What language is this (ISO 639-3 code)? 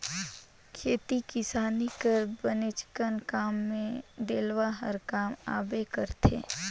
hne